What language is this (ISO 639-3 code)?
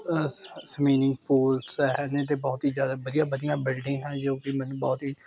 pan